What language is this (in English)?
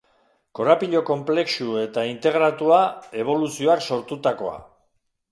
Basque